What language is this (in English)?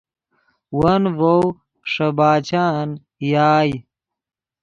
Yidgha